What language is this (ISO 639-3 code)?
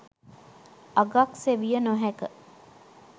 sin